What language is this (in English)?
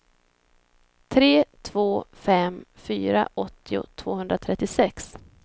Swedish